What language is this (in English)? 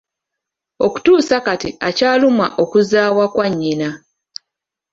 Ganda